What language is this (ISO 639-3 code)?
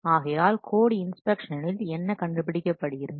tam